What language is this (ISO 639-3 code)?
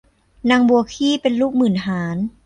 tha